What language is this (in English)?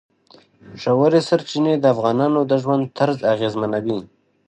Pashto